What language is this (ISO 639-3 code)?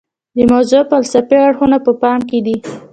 pus